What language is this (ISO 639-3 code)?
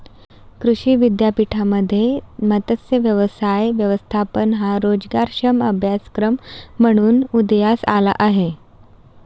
mar